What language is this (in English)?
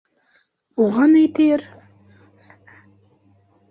Bashkir